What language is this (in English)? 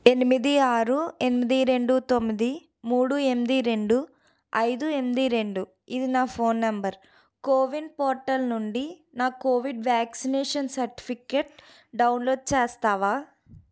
Telugu